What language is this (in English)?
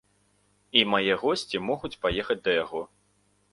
Belarusian